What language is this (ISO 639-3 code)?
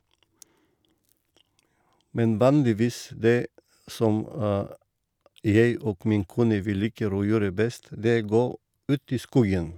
nor